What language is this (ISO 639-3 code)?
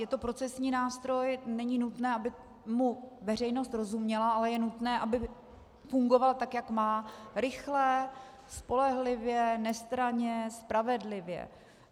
ces